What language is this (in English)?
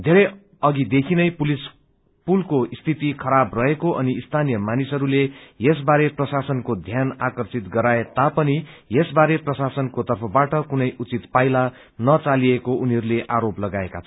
Nepali